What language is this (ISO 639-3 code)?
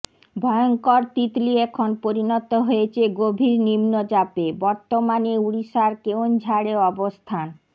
ben